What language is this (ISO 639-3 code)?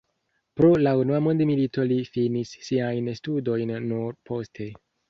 epo